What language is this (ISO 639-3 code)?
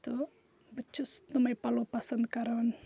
kas